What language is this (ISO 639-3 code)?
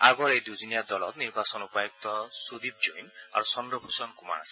asm